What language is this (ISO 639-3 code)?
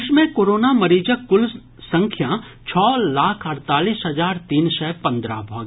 mai